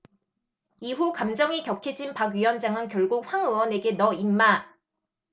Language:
Korean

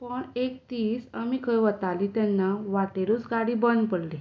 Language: Konkani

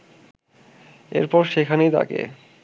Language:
Bangla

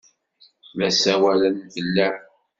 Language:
Kabyle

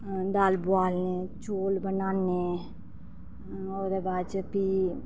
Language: Dogri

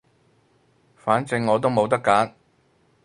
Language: Cantonese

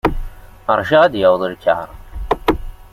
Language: Kabyle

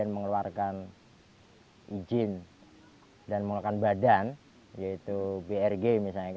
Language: Indonesian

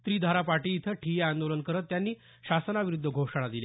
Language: Marathi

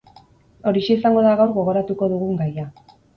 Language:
Basque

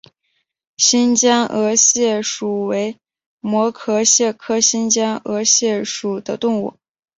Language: Chinese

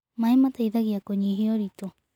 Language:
Kikuyu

